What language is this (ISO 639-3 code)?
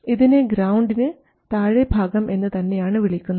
mal